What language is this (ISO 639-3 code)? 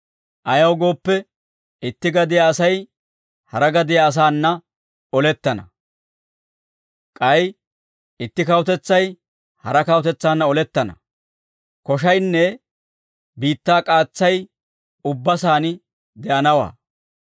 dwr